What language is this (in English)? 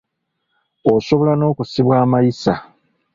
Ganda